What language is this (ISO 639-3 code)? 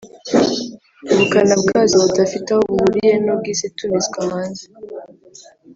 kin